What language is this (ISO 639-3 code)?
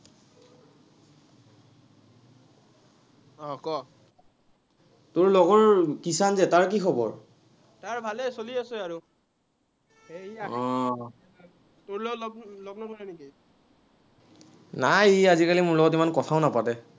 asm